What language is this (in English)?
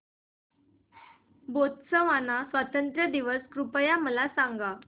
Marathi